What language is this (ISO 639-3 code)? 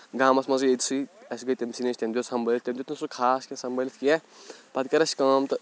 kas